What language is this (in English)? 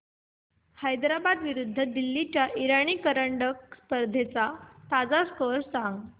Marathi